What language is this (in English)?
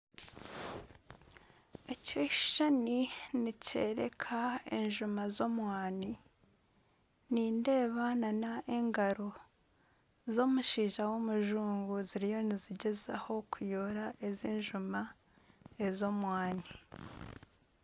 Nyankole